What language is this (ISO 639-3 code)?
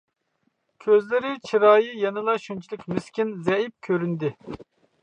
uig